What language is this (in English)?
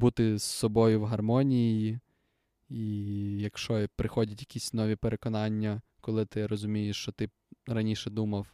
Ukrainian